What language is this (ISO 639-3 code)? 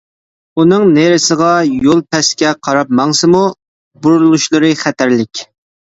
uig